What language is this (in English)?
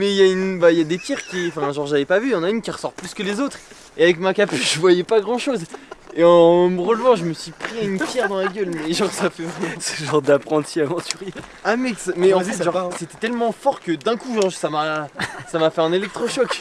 French